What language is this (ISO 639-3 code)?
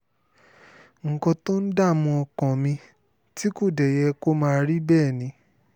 yor